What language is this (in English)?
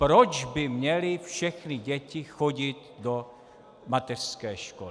Czech